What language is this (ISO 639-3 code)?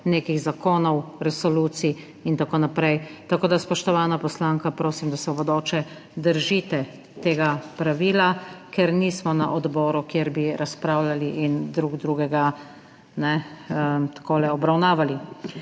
slv